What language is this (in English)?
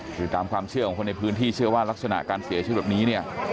Thai